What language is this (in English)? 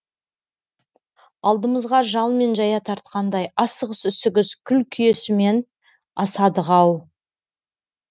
Kazakh